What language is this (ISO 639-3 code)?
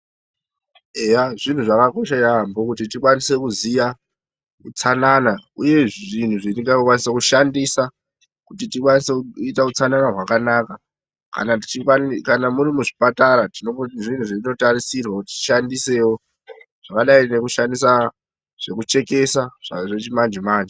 ndc